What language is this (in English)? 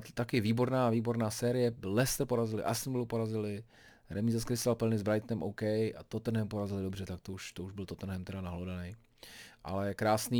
Czech